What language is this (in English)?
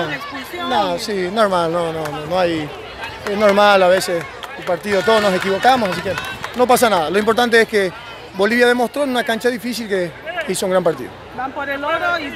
Spanish